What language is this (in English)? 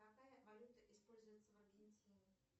Russian